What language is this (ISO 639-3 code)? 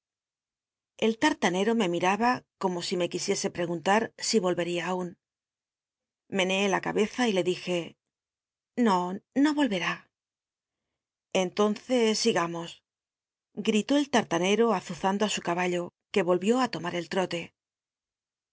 spa